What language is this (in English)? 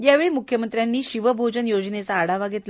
Marathi